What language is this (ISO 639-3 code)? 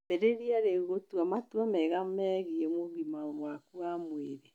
kik